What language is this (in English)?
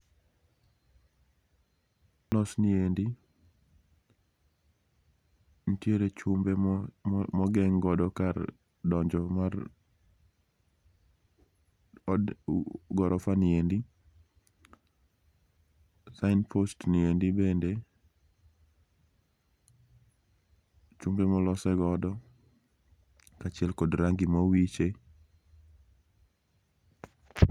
Luo (Kenya and Tanzania)